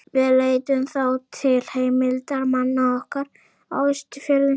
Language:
Icelandic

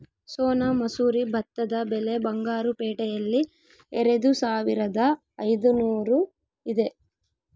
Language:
Kannada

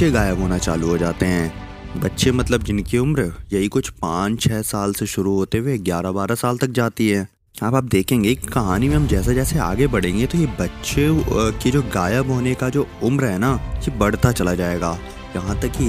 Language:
Hindi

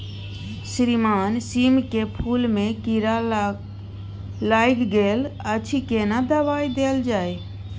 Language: Maithili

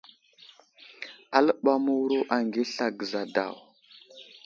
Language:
Wuzlam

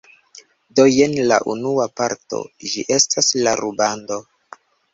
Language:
Esperanto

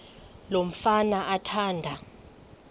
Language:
Xhosa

